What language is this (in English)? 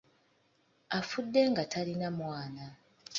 Ganda